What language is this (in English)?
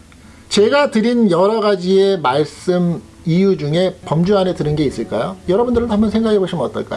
Korean